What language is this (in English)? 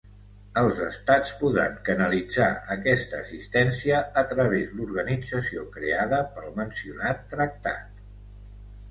Catalan